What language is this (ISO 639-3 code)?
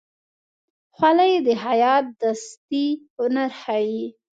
pus